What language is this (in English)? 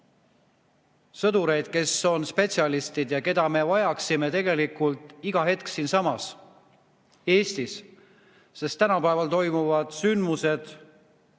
Estonian